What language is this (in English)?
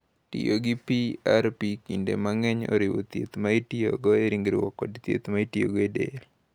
Luo (Kenya and Tanzania)